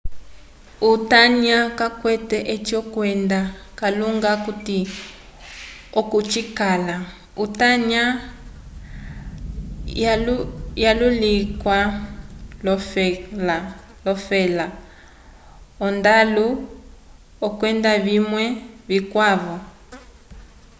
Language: Umbundu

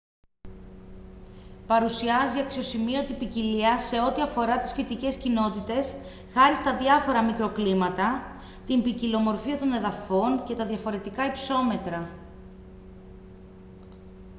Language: Greek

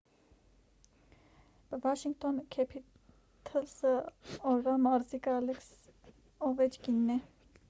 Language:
Armenian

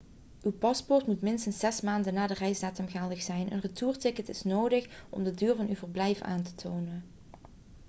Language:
Dutch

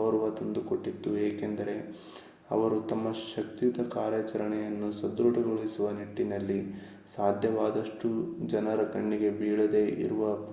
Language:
Kannada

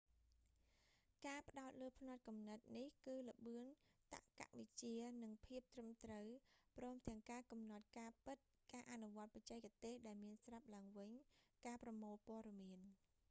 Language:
Khmer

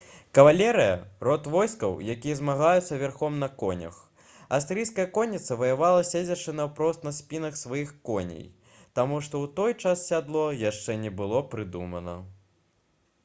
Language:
Belarusian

